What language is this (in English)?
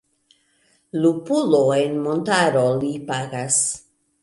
Esperanto